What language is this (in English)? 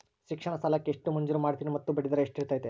Kannada